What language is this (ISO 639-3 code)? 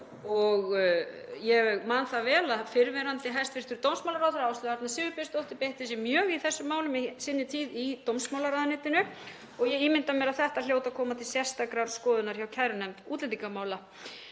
isl